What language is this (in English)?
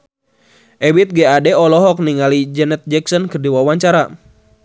Sundanese